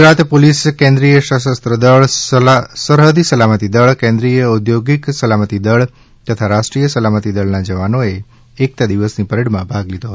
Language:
Gujarati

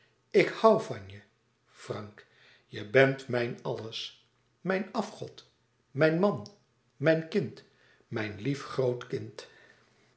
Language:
Dutch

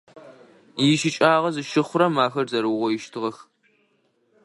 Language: Adyghe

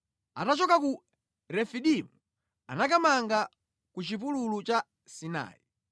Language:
Nyanja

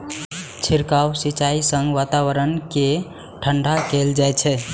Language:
Maithili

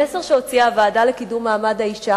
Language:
Hebrew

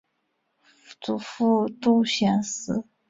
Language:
Chinese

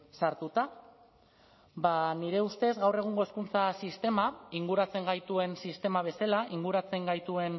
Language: Basque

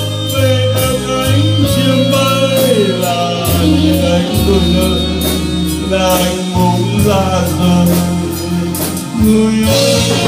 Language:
Vietnamese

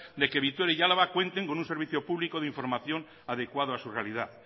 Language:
Spanish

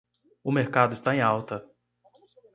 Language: Portuguese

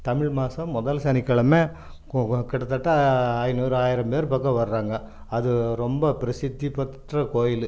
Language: Tamil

